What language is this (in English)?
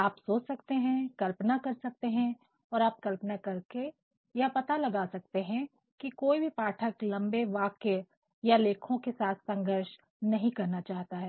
Hindi